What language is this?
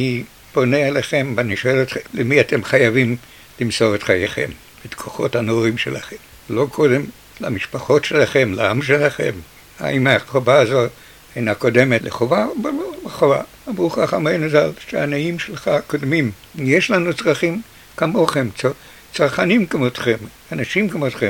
Hebrew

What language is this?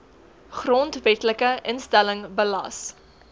Afrikaans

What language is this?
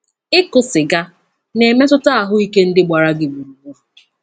Igbo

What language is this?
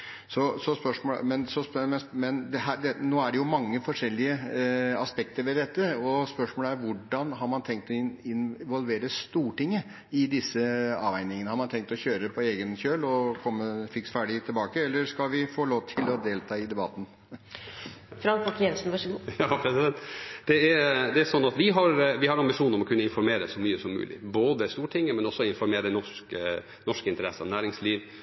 Norwegian Bokmål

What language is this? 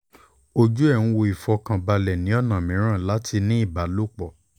Yoruba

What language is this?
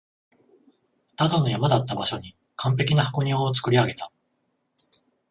Japanese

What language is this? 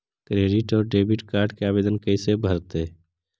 Magahi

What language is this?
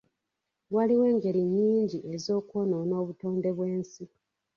Ganda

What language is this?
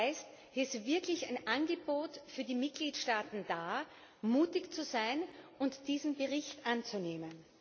German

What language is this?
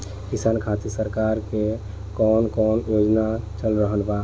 Bhojpuri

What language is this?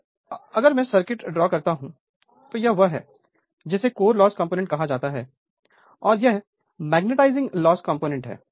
Hindi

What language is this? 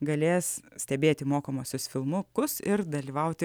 Lithuanian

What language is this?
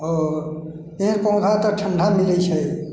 Maithili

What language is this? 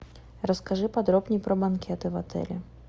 Russian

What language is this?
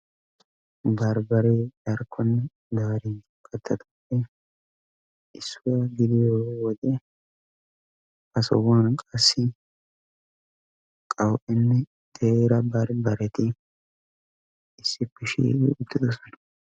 Wolaytta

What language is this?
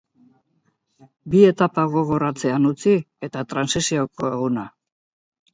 Basque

